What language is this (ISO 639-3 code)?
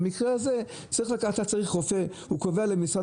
heb